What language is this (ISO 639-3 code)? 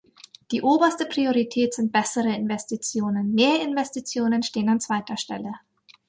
deu